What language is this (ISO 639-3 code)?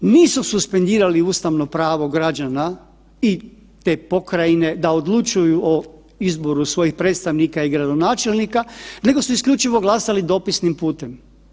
hrv